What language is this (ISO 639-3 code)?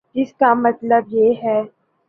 urd